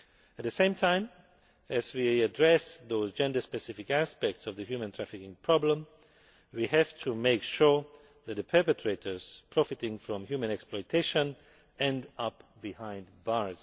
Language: English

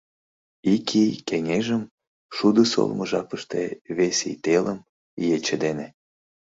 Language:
Mari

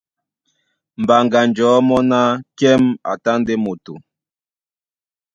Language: Duala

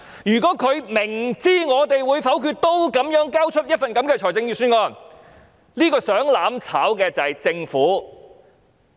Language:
Cantonese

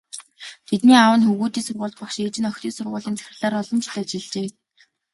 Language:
Mongolian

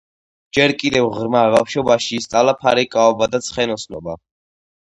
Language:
Georgian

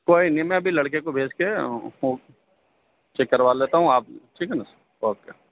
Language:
Urdu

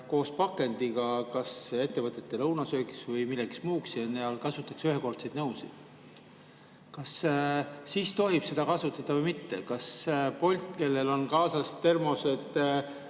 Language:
Estonian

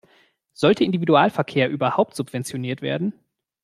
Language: German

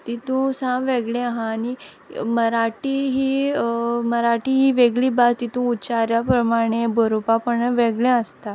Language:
Konkani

